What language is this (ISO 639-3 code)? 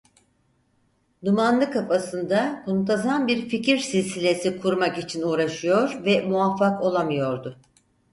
tur